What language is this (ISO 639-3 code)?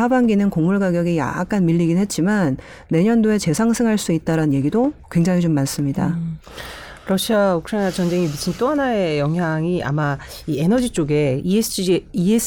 kor